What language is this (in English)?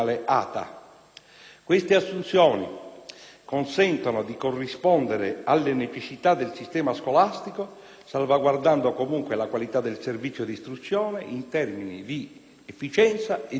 Italian